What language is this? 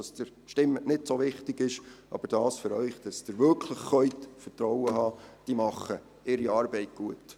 Swiss German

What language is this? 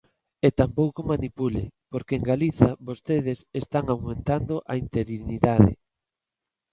Galician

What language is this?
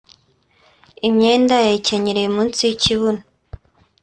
Kinyarwanda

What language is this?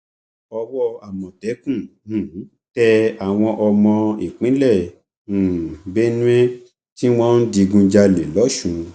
Yoruba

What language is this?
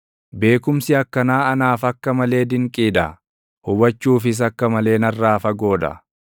Oromo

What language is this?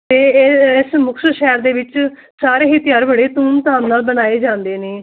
Punjabi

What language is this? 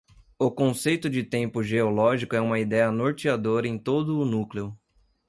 Portuguese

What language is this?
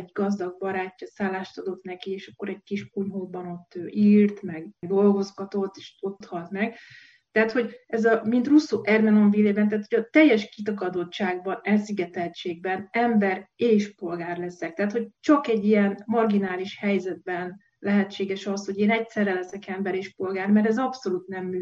Hungarian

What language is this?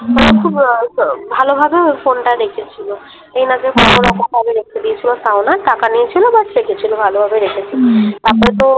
Bangla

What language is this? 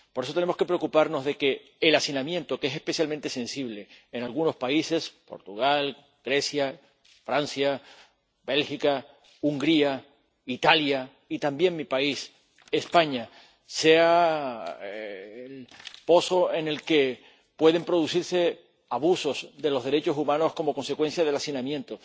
Spanish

